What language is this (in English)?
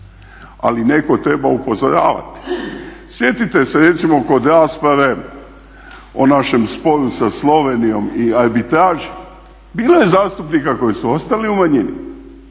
Croatian